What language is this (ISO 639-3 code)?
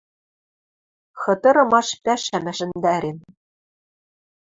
mrj